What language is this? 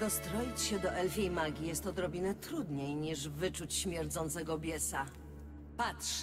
Polish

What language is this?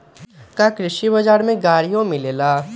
Magahi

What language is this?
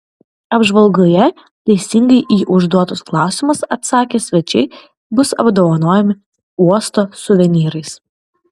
Lithuanian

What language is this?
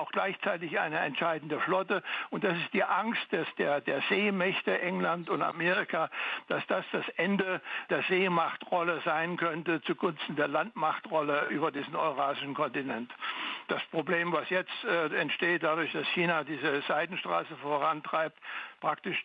German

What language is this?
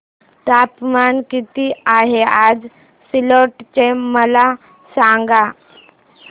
Marathi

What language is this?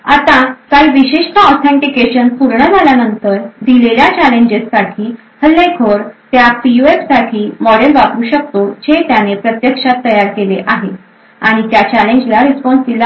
Marathi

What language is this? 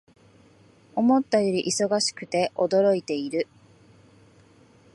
Japanese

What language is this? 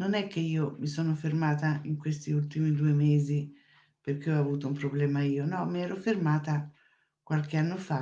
Italian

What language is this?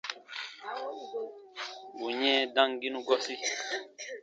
Baatonum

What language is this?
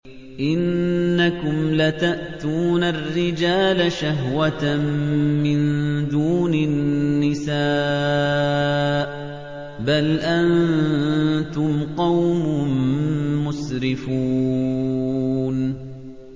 Arabic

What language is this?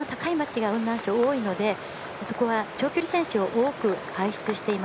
Japanese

